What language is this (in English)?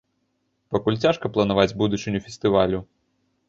Belarusian